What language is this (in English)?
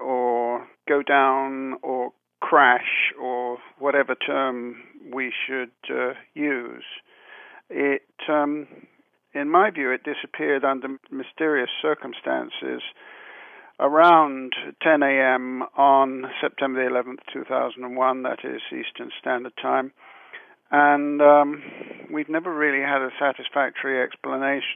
English